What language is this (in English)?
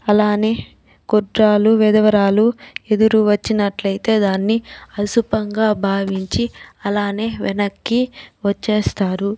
Telugu